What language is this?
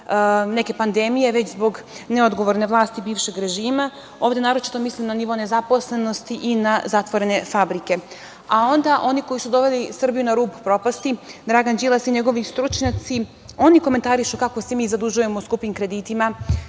Serbian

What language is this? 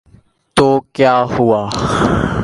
Urdu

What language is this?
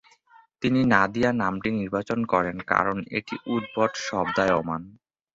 Bangla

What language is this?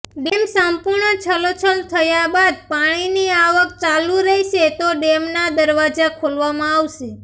Gujarati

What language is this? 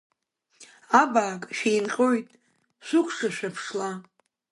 Abkhazian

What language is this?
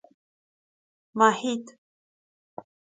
Persian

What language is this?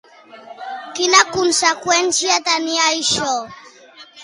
Catalan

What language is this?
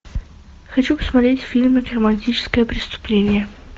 Russian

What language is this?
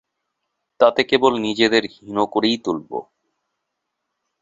Bangla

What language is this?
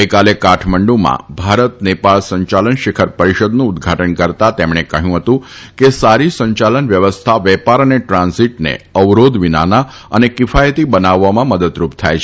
Gujarati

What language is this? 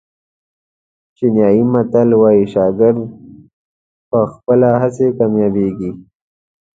Pashto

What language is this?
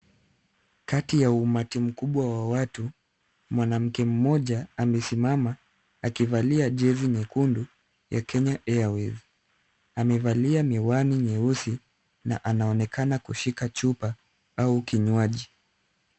Swahili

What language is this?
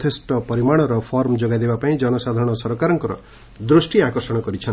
Odia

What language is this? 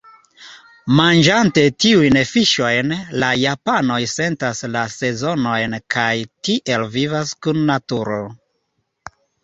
Esperanto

